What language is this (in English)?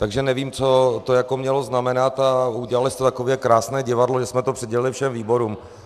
Czech